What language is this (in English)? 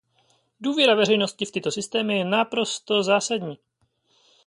Czech